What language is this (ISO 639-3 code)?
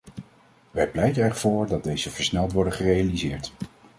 nld